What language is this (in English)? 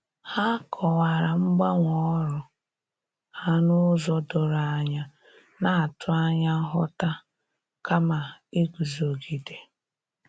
Igbo